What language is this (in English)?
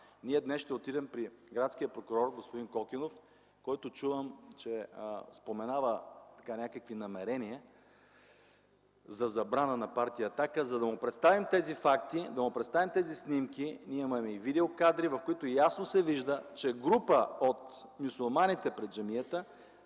Bulgarian